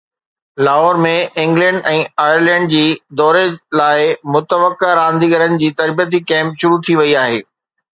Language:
Sindhi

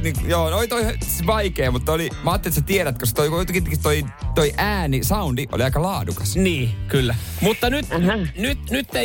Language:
Finnish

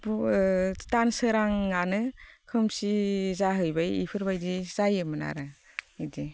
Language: Bodo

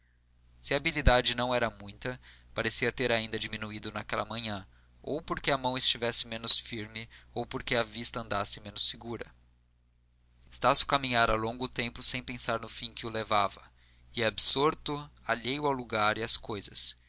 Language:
Portuguese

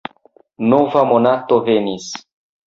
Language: Esperanto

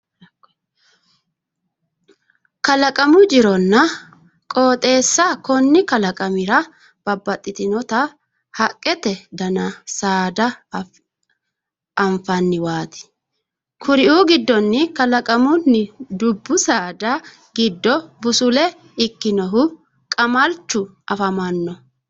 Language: Sidamo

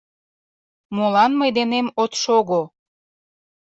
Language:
Mari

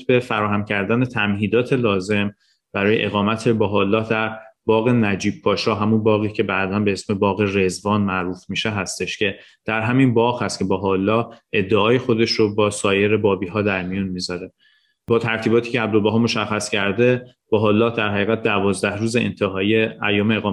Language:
Persian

